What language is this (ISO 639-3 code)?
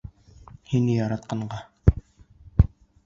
bak